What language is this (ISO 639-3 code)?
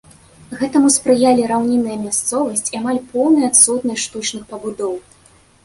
bel